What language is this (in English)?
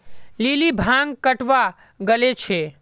Magahi